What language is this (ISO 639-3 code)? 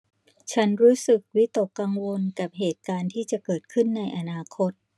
tha